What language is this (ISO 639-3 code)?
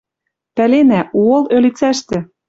mrj